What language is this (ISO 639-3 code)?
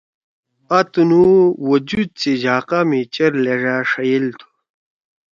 trw